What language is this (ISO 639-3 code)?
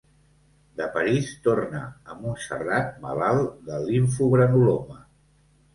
cat